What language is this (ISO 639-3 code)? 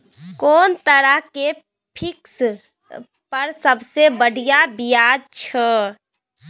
mai